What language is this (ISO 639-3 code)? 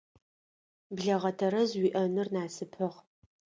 ady